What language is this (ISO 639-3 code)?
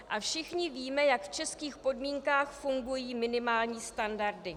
ces